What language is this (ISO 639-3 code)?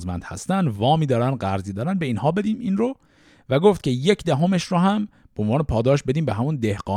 fas